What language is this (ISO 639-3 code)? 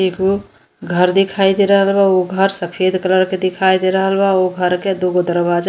bho